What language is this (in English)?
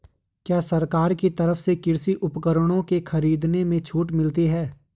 Hindi